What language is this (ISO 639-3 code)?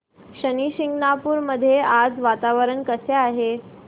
mar